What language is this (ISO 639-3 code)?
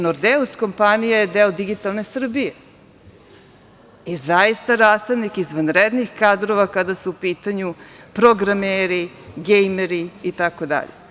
srp